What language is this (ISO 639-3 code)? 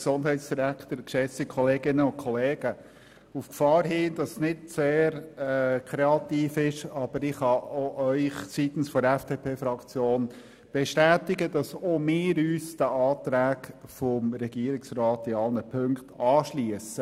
gsw